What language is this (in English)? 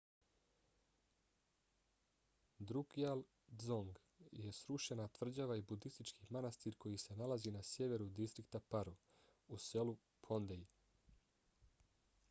Bosnian